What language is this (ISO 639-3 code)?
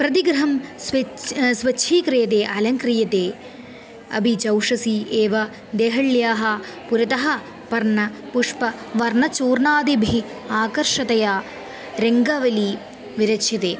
san